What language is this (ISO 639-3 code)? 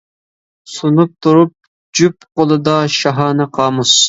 uig